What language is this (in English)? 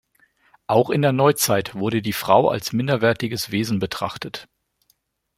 German